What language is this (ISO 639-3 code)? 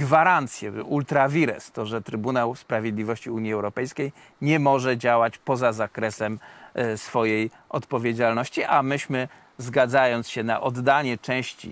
pol